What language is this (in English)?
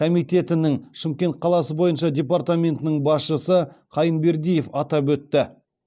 Kazakh